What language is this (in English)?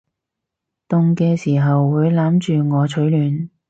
Cantonese